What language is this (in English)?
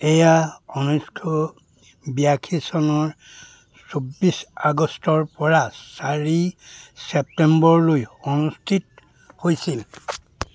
Assamese